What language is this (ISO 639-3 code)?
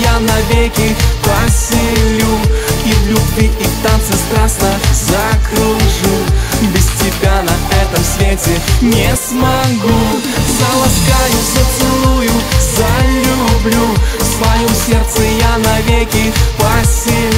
rus